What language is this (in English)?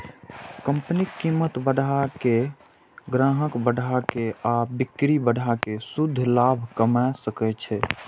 Maithili